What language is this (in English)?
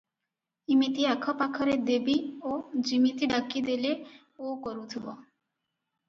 Odia